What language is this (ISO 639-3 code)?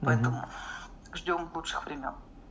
rus